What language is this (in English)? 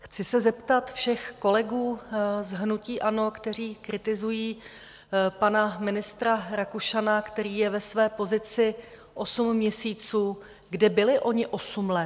Czech